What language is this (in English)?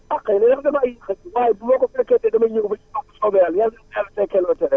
Wolof